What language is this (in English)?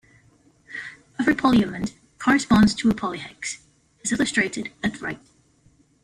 English